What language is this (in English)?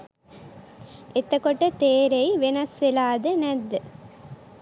Sinhala